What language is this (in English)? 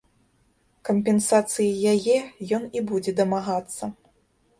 Belarusian